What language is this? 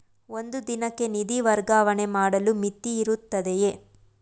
Kannada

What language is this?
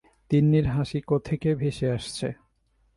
Bangla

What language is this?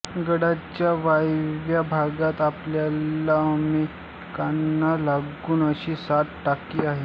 Marathi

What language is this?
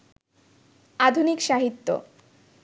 Bangla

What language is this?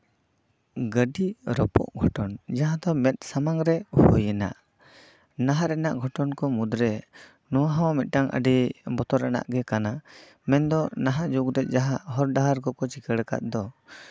Santali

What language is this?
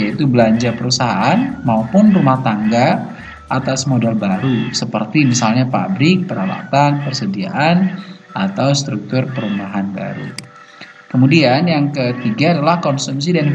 Indonesian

